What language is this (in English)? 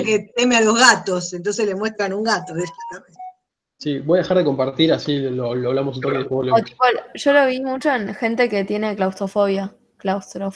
Spanish